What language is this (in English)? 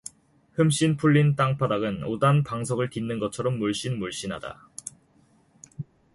Korean